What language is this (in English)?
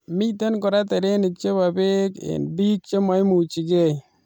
Kalenjin